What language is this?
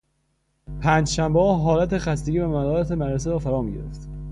Persian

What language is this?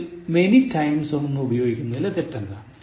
Malayalam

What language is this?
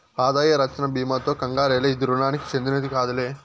Telugu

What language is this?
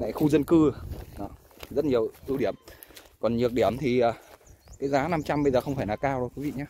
Vietnamese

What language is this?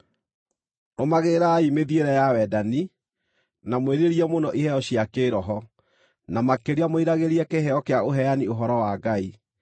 Kikuyu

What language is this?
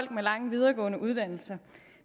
Danish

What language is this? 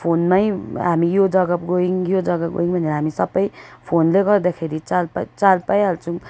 Nepali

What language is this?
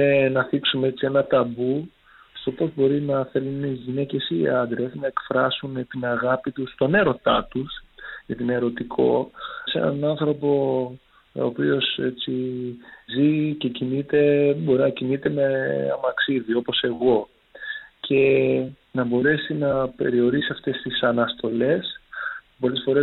Greek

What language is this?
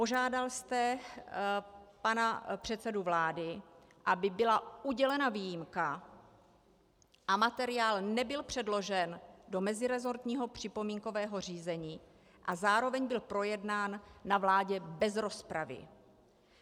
Czech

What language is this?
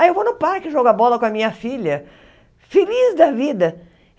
Portuguese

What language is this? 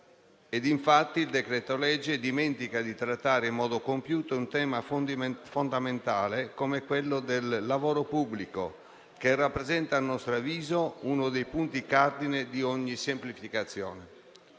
Italian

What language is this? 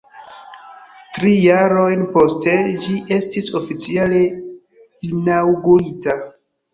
Esperanto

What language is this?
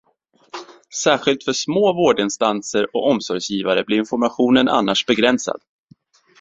Swedish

